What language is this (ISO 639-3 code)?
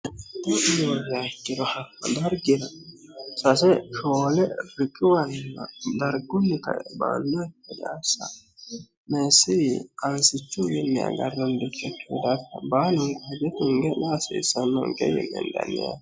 sid